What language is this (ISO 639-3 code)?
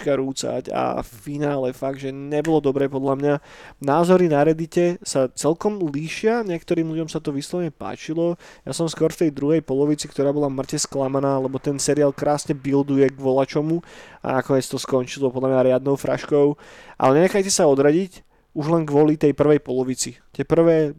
slk